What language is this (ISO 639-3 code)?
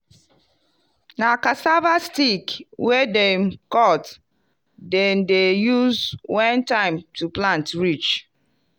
pcm